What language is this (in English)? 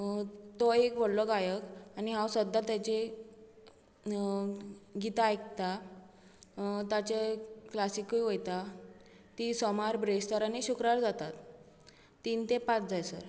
Konkani